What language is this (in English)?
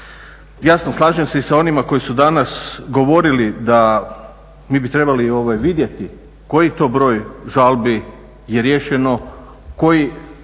Croatian